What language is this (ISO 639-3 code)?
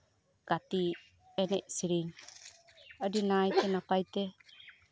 sat